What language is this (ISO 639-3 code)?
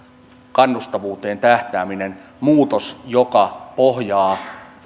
fin